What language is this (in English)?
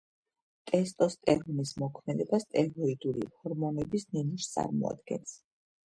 Georgian